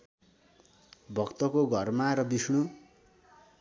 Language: Nepali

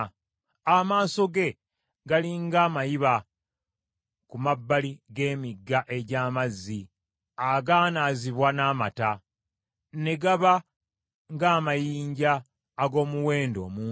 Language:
Ganda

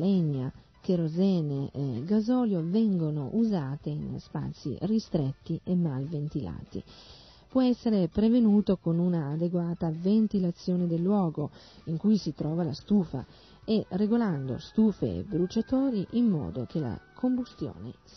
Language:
Italian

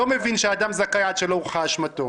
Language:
Hebrew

